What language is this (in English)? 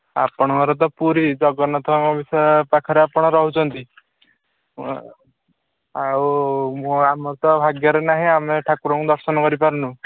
Odia